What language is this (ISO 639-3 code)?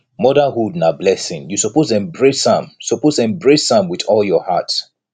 pcm